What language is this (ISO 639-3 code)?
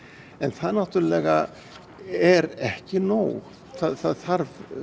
isl